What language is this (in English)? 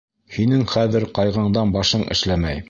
Bashkir